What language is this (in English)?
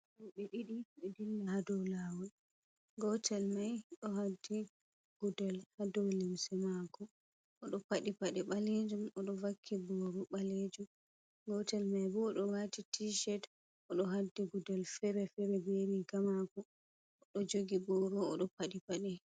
Fula